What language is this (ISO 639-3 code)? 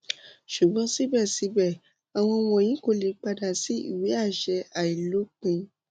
yor